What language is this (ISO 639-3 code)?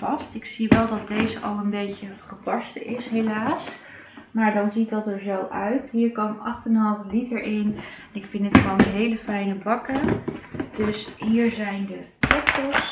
nld